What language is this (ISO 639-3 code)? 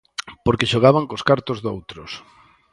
glg